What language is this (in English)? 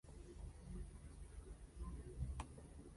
Spanish